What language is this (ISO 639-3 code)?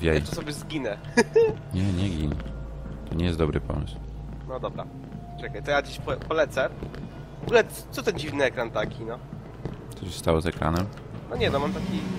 pol